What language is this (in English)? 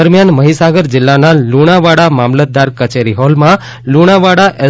Gujarati